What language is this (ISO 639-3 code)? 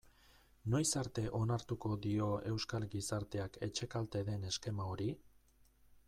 eus